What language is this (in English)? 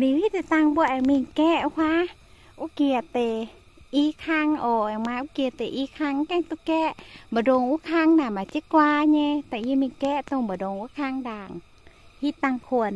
Thai